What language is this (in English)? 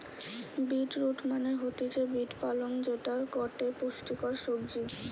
Bangla